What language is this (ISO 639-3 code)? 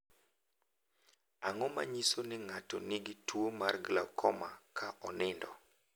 luo